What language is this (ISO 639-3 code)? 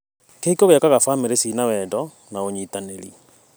kik